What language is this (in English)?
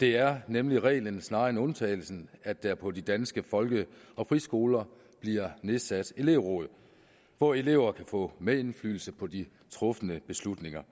Danish